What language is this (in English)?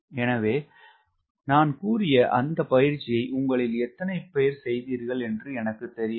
Tamil